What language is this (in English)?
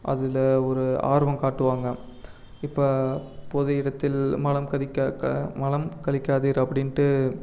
Tamil